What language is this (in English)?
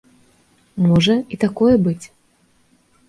Belarusian